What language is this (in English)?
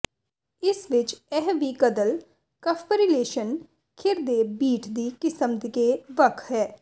Punjabi